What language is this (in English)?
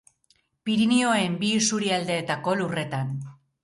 Basque